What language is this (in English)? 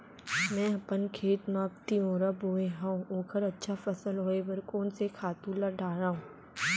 Chhattisgarhi